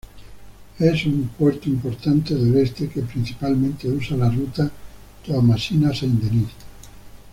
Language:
Spanish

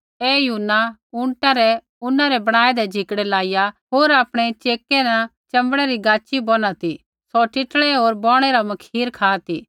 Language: Kullu Pahari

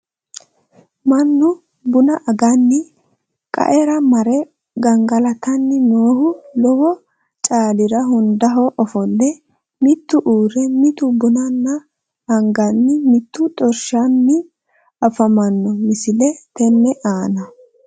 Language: Sidamo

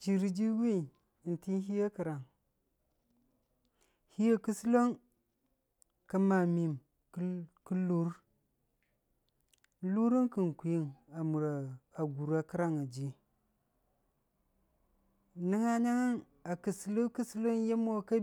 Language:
Dijim-Bwilim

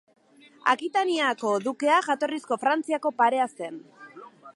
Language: Basque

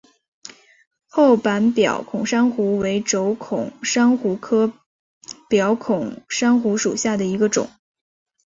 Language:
Chinese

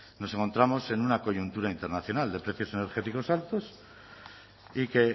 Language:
Spanish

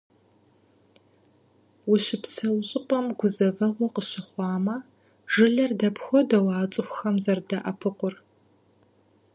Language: Kabardian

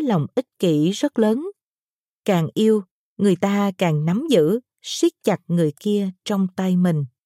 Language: Vietnamese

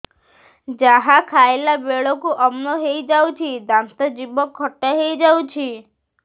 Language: Odia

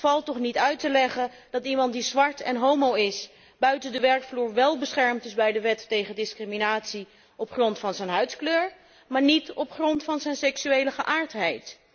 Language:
Dutch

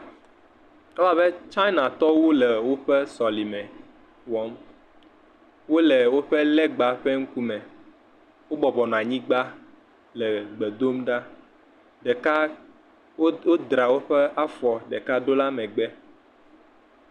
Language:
Ewe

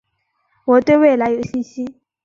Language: Chinese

